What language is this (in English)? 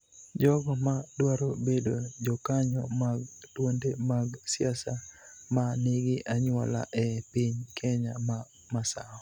Luo (Kenya and Tanzania)